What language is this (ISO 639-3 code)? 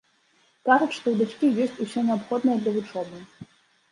bel